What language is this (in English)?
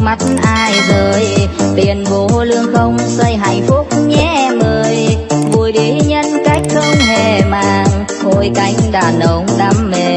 Vietnamese